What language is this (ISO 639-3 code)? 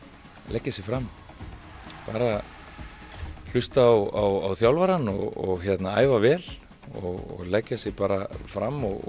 isl